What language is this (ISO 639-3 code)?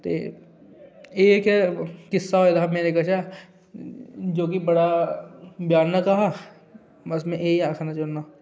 doi